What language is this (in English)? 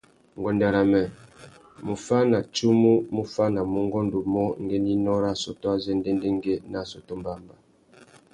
Tuki